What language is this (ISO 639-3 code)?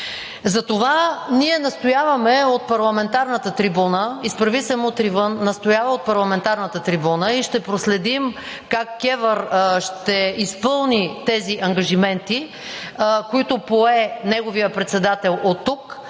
bul